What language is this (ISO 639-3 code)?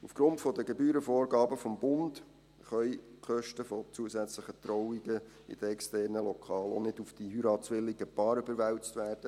gsw